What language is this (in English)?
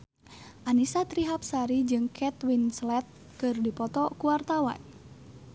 Sundanese